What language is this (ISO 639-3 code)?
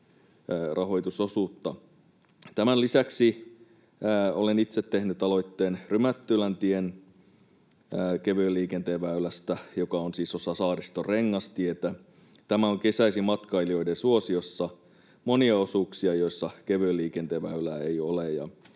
fin